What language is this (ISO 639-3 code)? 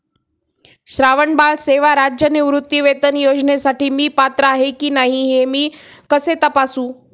mar